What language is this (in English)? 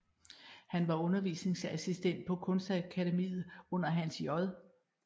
Danish